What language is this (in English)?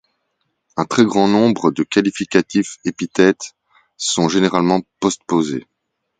French